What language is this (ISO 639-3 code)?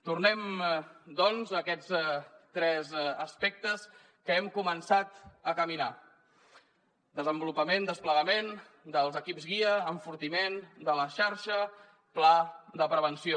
cat